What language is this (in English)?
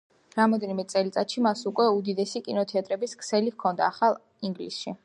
Georgian